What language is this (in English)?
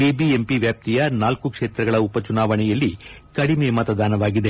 Kannada